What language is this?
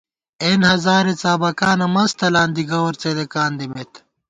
Gawar-Bati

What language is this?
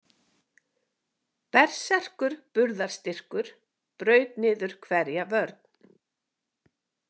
Icelandic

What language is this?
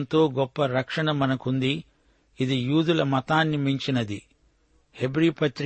Telugu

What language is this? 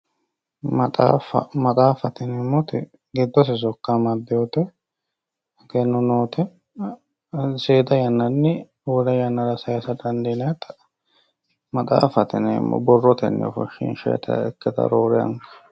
Sidamo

